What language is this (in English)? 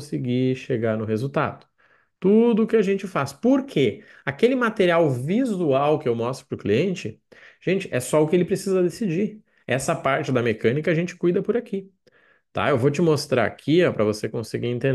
Portuguese